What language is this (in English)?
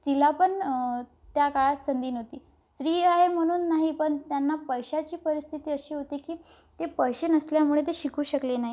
Marathi